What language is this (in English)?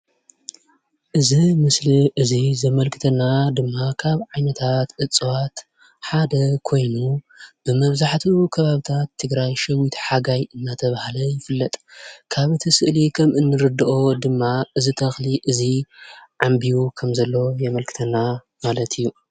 Tigrinya